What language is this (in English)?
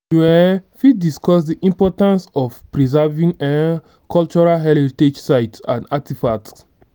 Nigerian Pidgin